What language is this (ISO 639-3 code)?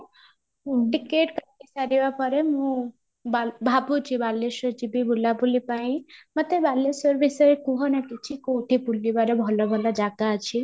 ori